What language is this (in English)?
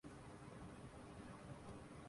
Urdu